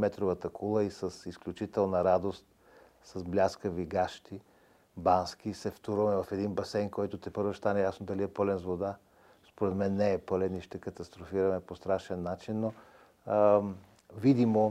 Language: Bulgarian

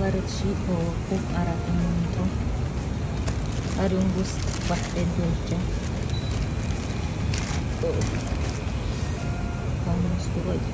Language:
Arabic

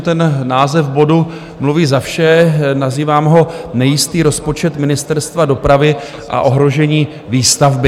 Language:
Czech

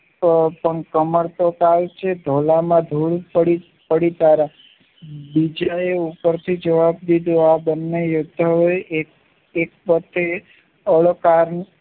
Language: Gujarati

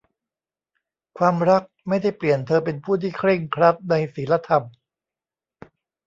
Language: Thai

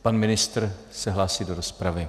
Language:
Czech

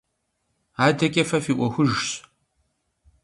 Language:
Kabardian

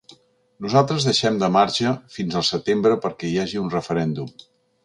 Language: Catalan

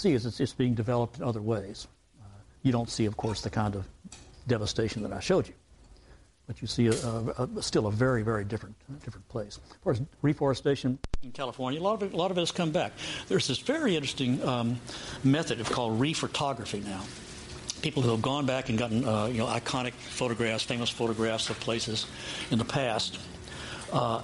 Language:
English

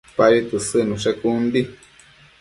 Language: Matsés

